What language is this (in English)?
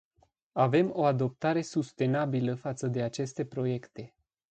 Romanian